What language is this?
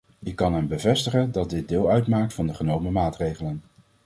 Dutch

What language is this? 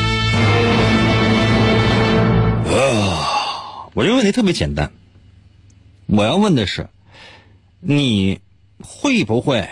Chinese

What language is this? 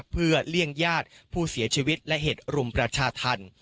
Thai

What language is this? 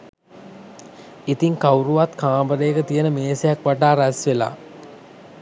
Sinhala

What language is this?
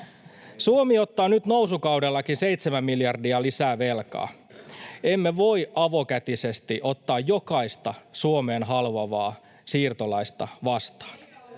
Finnish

